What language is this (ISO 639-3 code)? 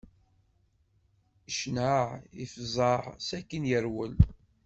kab